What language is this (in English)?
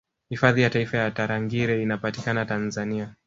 Swahili